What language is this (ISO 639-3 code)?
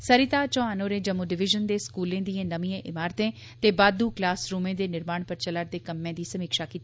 doi